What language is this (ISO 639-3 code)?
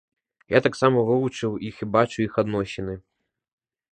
bel